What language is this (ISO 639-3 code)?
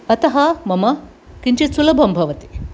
san